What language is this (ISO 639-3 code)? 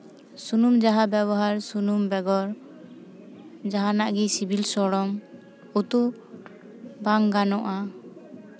sat